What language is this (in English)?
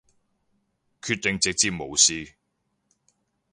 Cantonese